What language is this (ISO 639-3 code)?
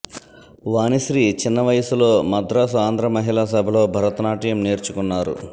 tel